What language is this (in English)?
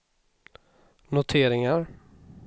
Swedish